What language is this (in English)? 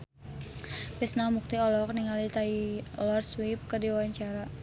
Sundanese